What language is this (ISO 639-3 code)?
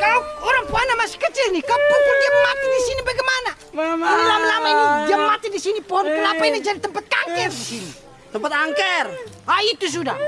ind